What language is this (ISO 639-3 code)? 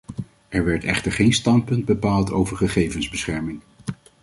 nld